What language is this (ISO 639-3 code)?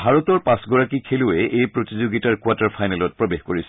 asm